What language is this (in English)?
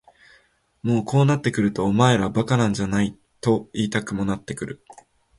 Japanese